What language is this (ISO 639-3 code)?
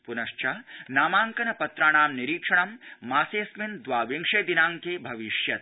san